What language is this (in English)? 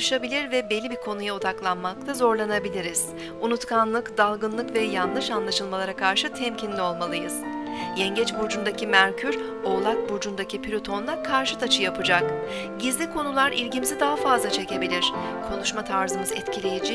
Turkish